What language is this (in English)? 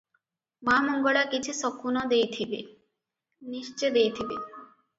Odia